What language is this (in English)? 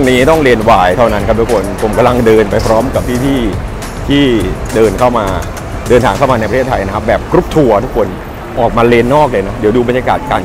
Thai